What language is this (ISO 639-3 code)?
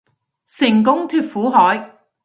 yue